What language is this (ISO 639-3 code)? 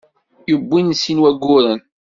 kab